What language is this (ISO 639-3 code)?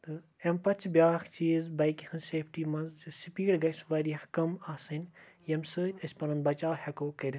kas